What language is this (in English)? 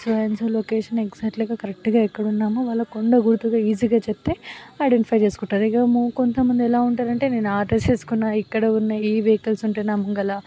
Telugu